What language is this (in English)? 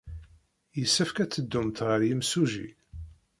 Kabyle